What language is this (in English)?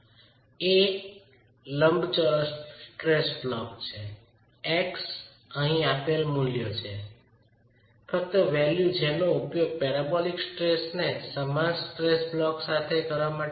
Gujarati